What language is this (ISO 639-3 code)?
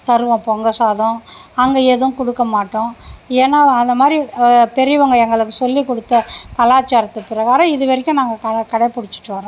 tam